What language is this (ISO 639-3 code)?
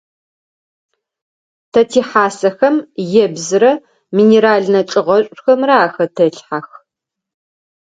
ady